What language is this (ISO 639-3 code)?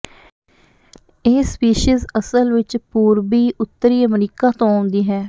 pan